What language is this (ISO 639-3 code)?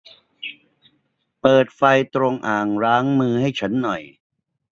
tha